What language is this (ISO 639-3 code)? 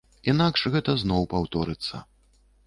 bel